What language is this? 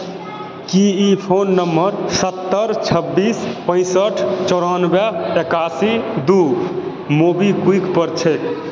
Maithili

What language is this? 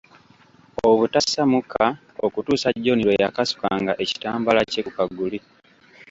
Ganda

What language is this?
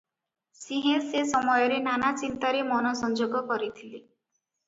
Odia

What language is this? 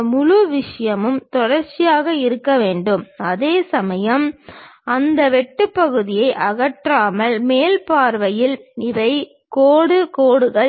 Tamil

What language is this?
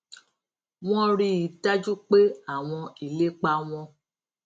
Yoruba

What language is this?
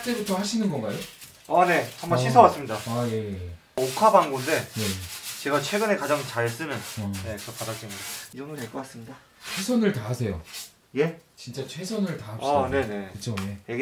Korean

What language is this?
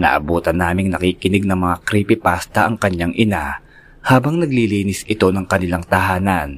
Filipino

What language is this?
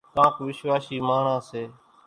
Kachi Koli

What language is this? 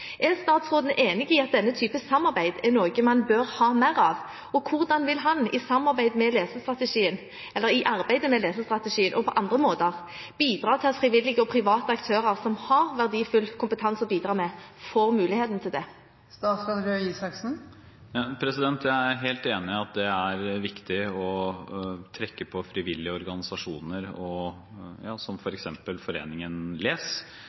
Norwegian Bokmål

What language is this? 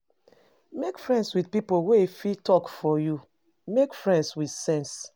Nigerian Pidgin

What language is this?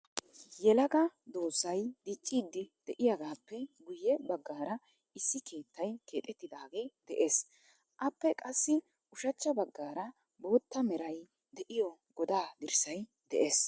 Wolaytta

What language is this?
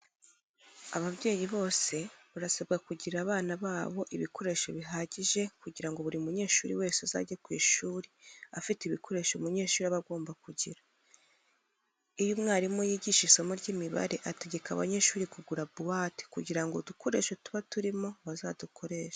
Kinyarwanda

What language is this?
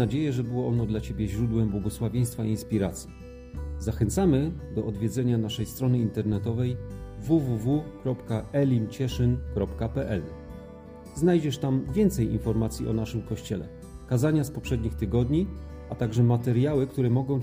Polish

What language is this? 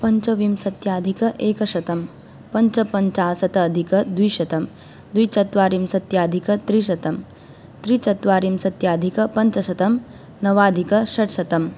Sanskrit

